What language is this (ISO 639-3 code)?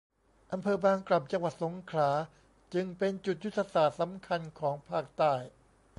tha